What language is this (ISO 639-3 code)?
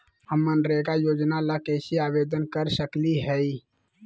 mag